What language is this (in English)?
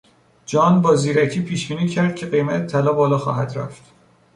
Persian